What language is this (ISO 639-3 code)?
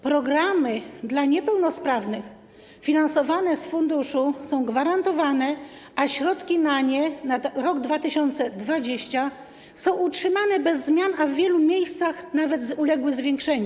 pol